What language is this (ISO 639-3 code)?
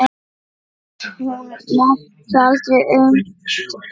isl